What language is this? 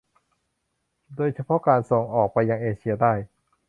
Thai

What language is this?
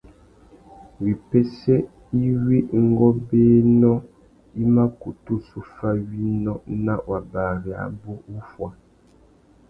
Tuki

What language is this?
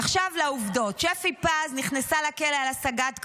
Hebrew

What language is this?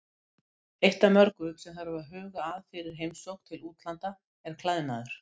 Icelandic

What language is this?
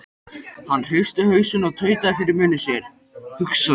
Icelandic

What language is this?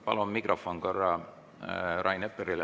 Estonian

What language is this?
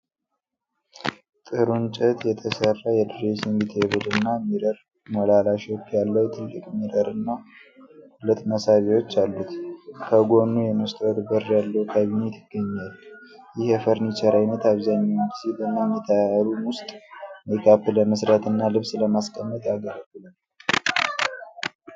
Amharic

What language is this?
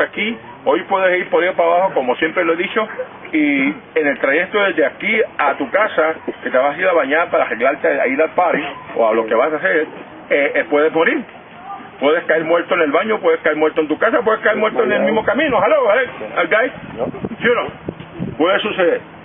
Spanish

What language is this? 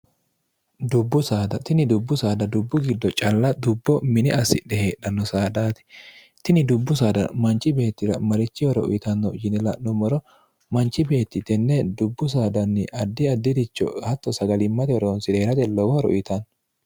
Sidamo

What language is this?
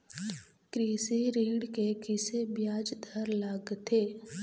Chhattisgarhi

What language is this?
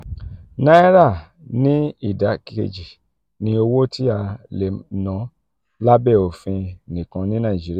Yoruba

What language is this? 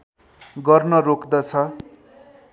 Nepali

